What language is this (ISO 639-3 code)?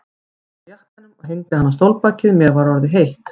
isl